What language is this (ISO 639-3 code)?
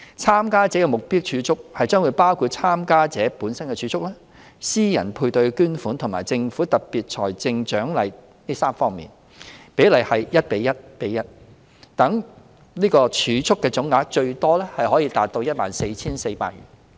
yue